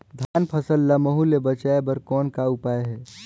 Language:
Chhattisgarhi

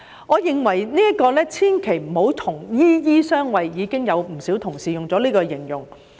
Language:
Cantonese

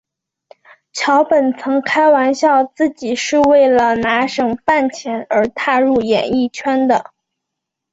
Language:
Chinese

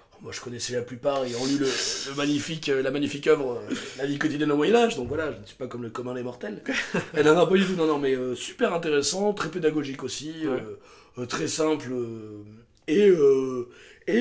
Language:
French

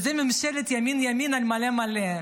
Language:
Hebrew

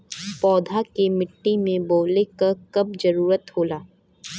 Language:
Bhojpuri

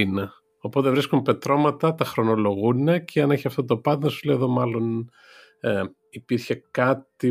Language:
Greek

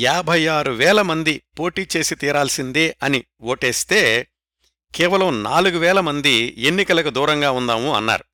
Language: Telugu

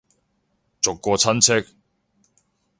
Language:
Cantonese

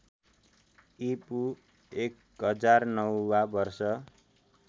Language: Nepali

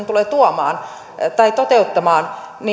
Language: Finnish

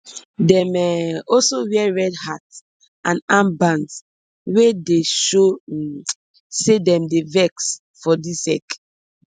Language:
Nigerian Pidgin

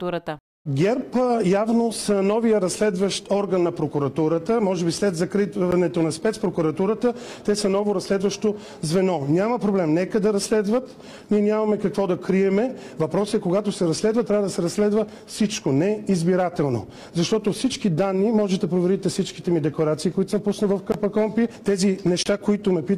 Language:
Bulgarian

